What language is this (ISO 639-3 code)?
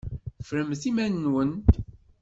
kab